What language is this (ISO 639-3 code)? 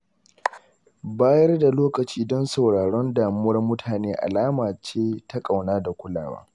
hau